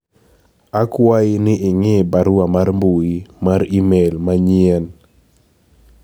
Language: Luo (Kenya and Tanzania)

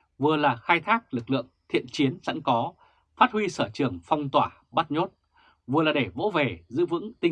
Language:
Vietnamese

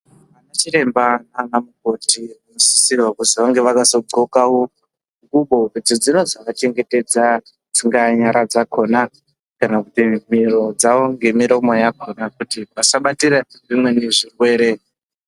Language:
Ndau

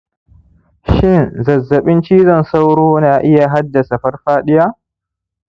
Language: Hausa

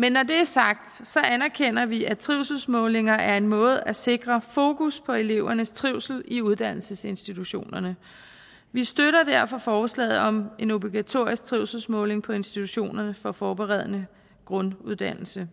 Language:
Danish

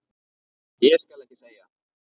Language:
Icelandic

